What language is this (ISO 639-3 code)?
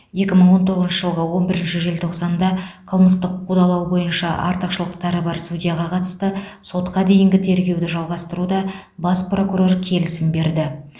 kaz